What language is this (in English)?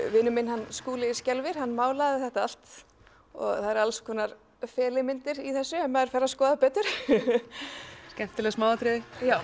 Icelandic